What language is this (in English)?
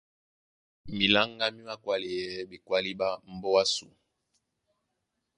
Duala